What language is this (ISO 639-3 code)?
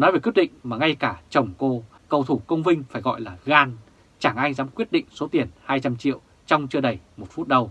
vie